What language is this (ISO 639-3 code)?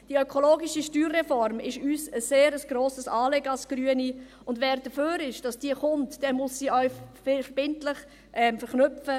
gsw